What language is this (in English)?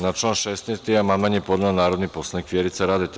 Serbian